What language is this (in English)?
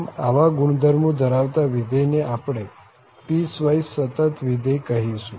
Gujarati